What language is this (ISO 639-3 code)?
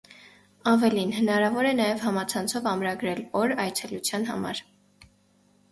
hye